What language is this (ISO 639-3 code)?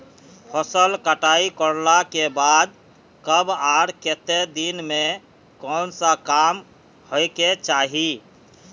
mag